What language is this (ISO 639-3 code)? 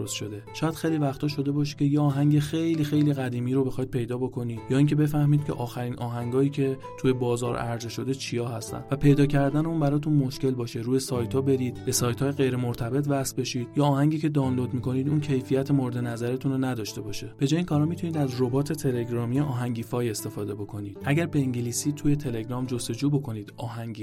fas